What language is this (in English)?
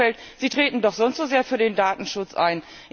German